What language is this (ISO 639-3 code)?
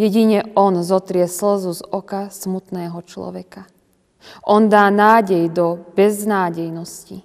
slk